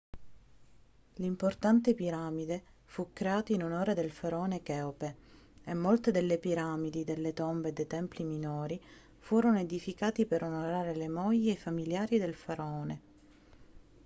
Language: Italian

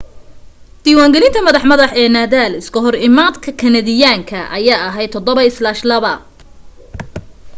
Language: Somali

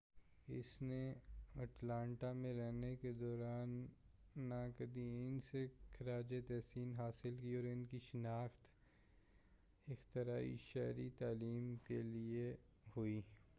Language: Urdu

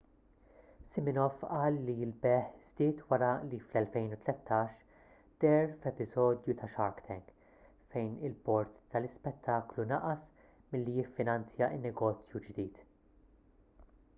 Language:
Maltese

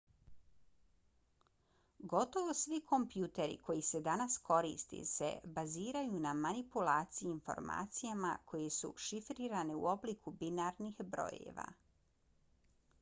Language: Bosnian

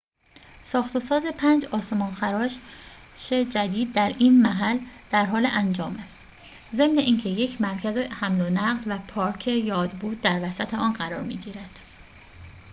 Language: Persian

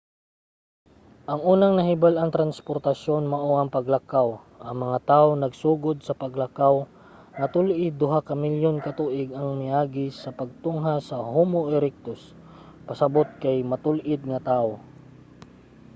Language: Cebuano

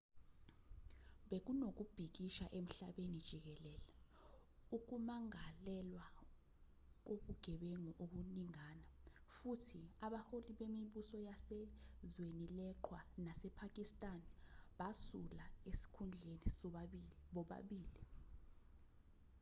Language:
Zulu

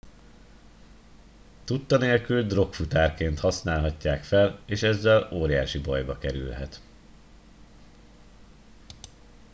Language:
Hungarian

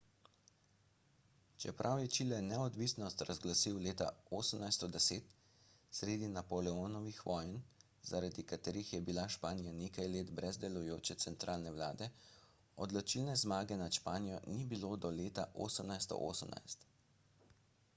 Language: Slovenian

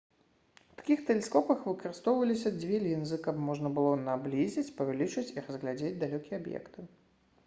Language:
Belarusian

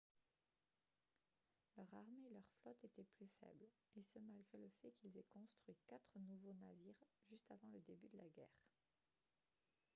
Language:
French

